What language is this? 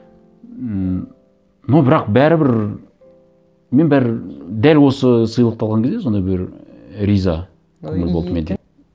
Kazakh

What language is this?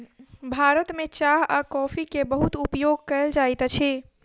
Maithili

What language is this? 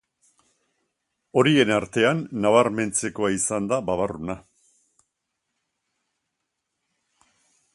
Basque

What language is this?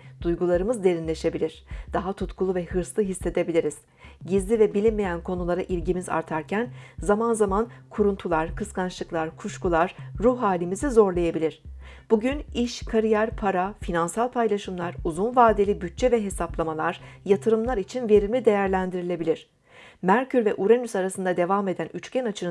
Turkish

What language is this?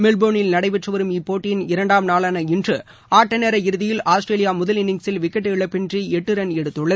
Tamil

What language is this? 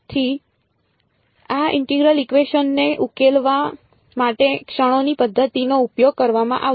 Gujarati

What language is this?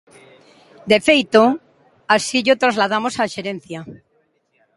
Galician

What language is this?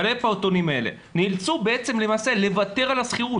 Hebrew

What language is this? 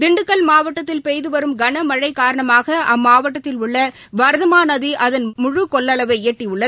Tamil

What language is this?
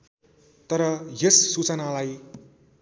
Nepali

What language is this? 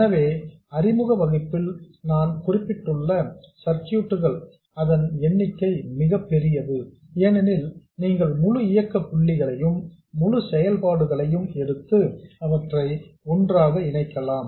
Tamil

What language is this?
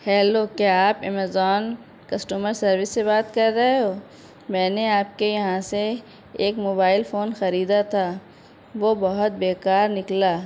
Urdu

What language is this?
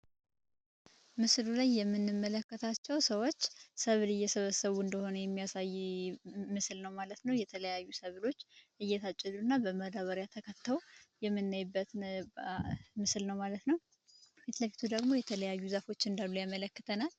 Amharic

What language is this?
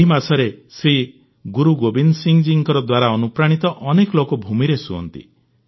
Odia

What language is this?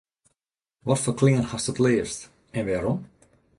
Western Frisian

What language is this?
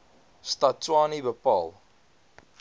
Afrikaans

